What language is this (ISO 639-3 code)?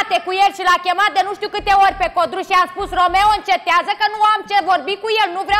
ron